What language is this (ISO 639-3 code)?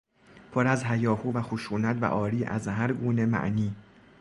fas